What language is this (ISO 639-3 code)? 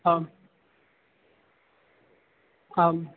san